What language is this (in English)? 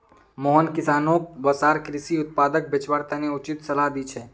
Magahi